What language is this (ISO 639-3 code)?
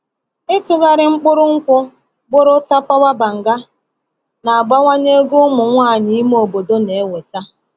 ibo